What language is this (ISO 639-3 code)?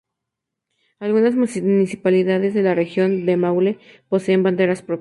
spa